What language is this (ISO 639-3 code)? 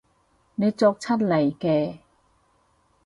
yue